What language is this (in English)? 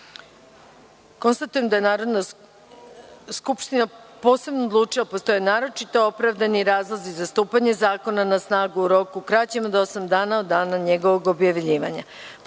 Serbian